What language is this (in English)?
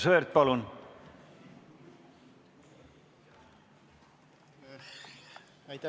Estonian